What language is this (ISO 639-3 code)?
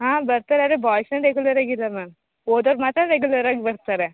kan